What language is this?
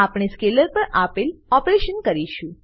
Gujarati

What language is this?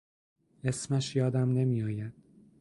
Persian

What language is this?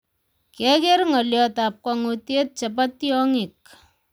Kalenjin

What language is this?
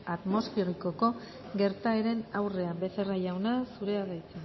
Basque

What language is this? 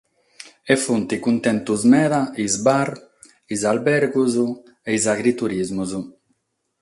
Sardinian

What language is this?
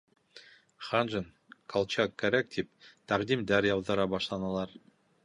Bashkir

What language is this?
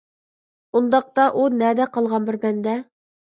Uyghur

